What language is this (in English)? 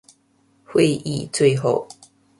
Chinese